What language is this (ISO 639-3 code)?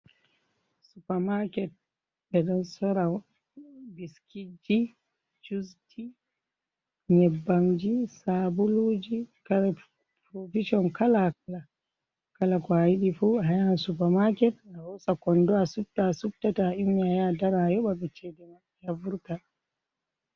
ful